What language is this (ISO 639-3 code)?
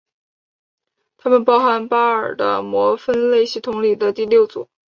zho